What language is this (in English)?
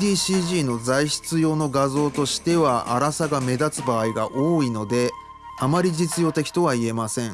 Japanese